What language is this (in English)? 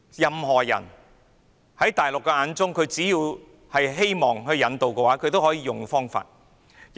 Cantonese